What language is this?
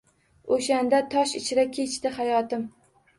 Uzbek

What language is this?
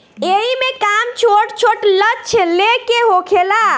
Bhojpuri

